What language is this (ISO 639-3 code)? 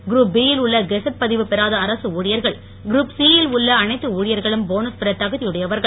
tam